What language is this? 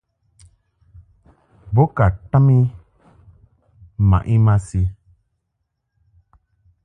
Mungaka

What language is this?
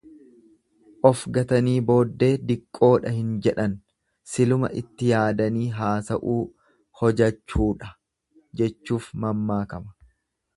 Oromo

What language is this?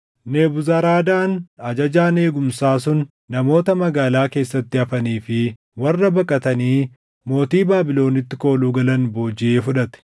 Oromo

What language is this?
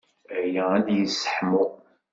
Kabyle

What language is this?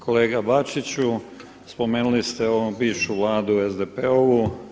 Croatian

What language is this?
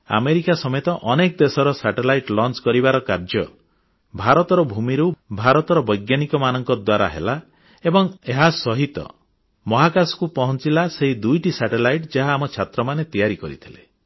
Odia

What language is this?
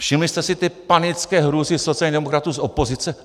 Czech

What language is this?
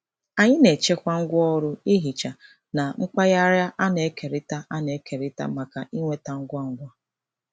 Igbo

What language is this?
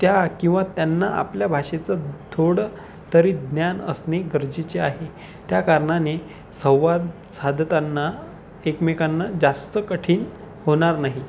Marathi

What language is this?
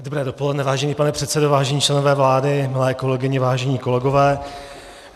Czech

